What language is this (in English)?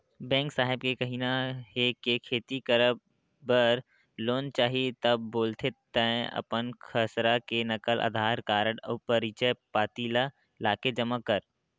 Chhattisgarhi